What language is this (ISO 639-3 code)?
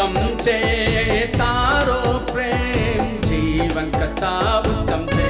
guj